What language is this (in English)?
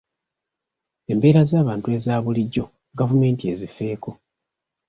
Ganda